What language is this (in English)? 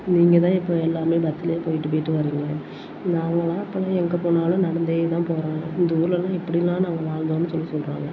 Tamil